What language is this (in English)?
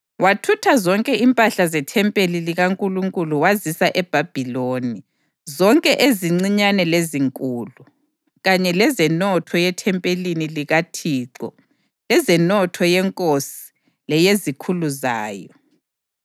North Ndebele